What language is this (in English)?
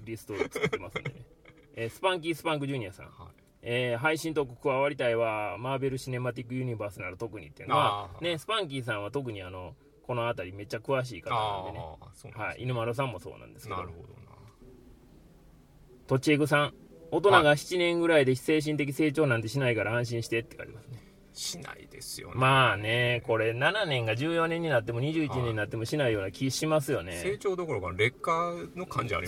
Japanese